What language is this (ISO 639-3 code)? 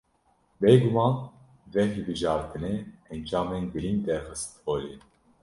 kur